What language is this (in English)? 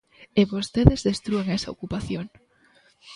Galician